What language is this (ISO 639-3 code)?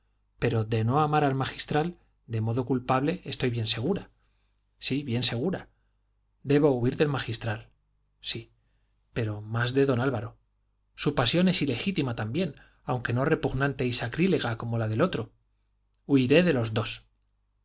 spa